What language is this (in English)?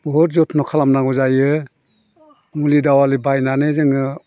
Bodo